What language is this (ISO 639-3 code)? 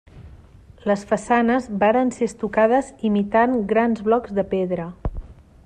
cat